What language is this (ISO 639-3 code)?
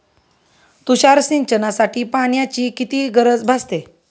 mar